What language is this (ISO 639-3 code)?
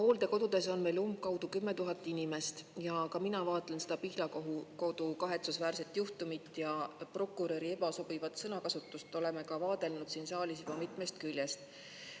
est